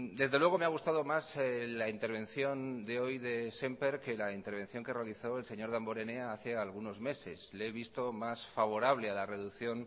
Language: Spanish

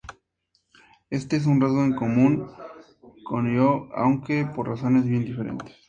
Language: Spanish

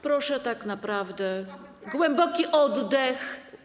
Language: Polish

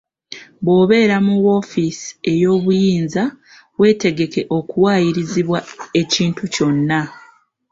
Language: Ganda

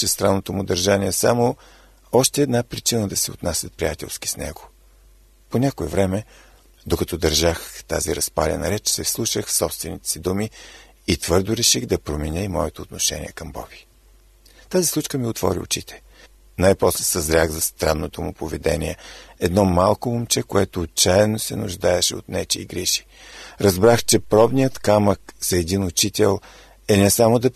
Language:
Bulgarian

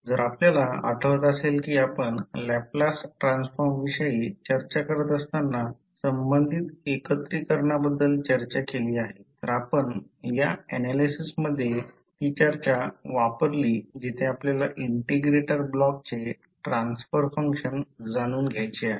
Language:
Marathi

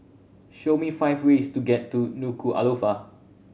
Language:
English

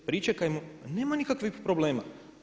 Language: Croatian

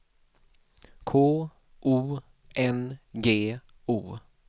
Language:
Swedish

